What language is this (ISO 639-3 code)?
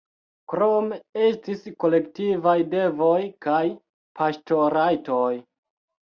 epo